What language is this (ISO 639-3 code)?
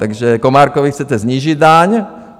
ces